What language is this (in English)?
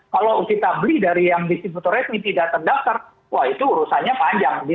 Indonesian